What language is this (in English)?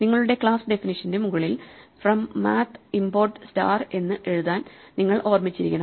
Malayalam